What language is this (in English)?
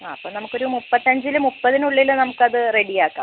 Malayalam